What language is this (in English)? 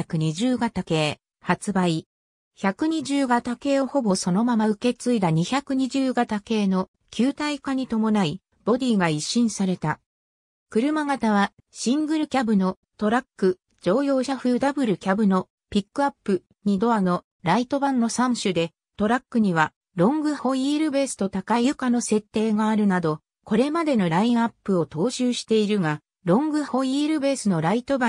Japanese